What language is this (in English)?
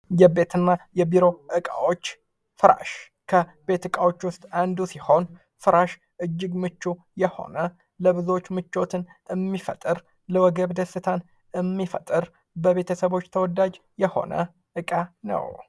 Amharic